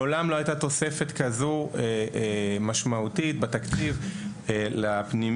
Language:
Hebrew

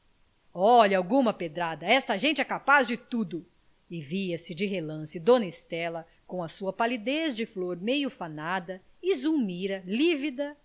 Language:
Portuguese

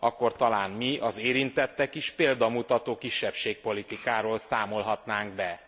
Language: Hungarian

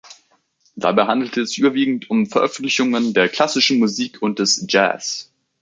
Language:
German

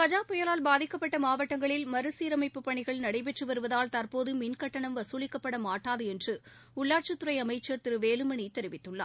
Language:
Tamil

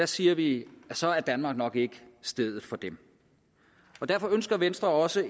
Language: Danish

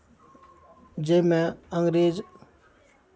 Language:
Maithili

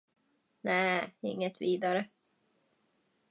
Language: Swedish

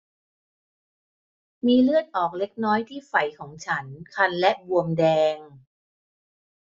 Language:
Thai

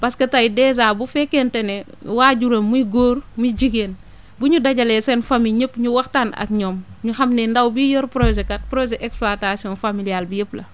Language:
Wolof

